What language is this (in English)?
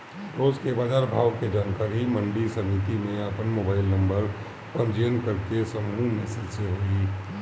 Bhojpuri